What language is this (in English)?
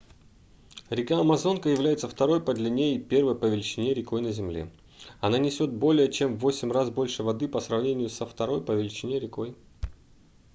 Russian